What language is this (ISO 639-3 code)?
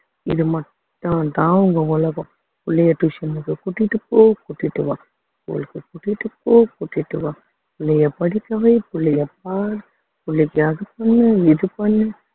tam